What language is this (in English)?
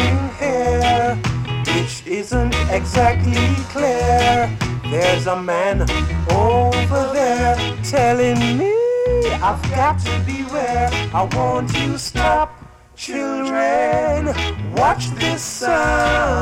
English